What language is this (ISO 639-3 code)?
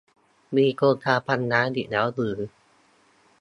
tha